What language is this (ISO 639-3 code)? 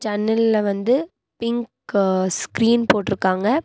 tam